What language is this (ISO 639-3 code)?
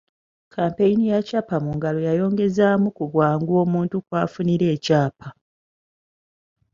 lug